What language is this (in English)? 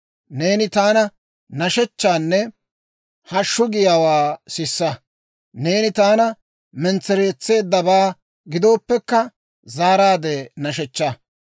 Dawro